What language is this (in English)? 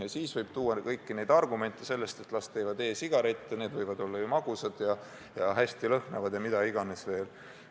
Estonian